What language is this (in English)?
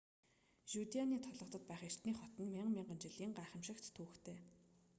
Mongolian